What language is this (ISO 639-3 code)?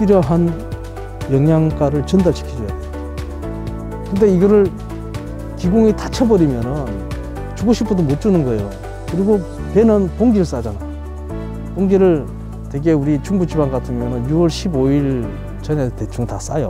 kor